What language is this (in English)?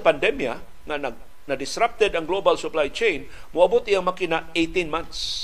Filipino